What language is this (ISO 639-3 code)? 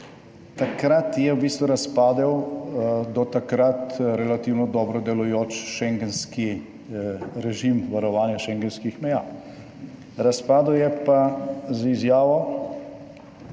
slv